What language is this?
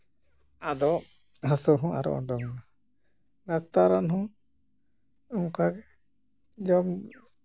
Santali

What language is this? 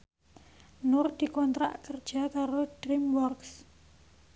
Javanese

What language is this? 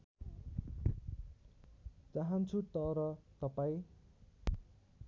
Nepali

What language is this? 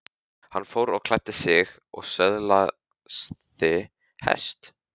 Icelandic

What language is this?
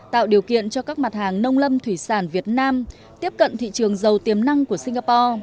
Vietnamese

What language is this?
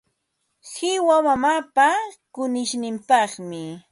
Ambo-Pasco Quechua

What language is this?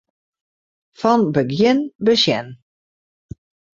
Western Frisian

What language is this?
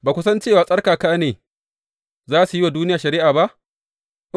Hausa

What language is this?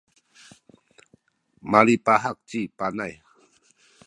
Sakizaya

